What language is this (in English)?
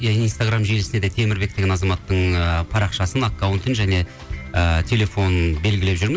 Kazakh